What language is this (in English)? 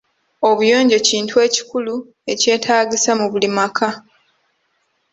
Ganda